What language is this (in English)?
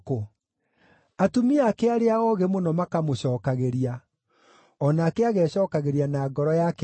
Kikuyu